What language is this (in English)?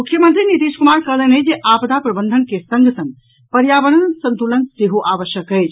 Maithili